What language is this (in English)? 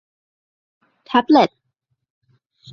Thai